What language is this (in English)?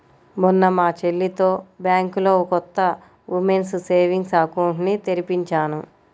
Telugu